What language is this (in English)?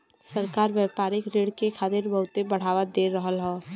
Bhojpuri